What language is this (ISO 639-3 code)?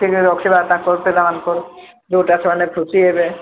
ori